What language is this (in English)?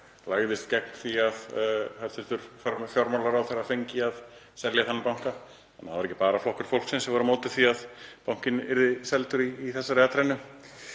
Icelandic